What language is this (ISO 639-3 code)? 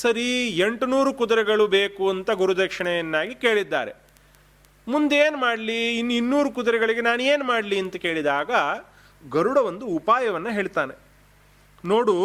kan